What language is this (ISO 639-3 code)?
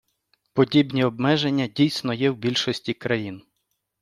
ukr